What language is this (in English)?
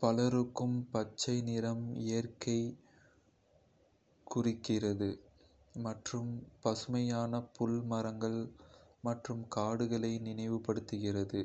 Kota (India)